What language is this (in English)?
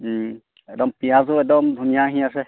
Assamese